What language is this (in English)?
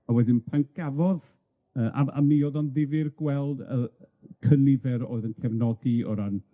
Welsh